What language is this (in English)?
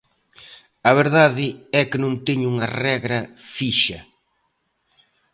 Galician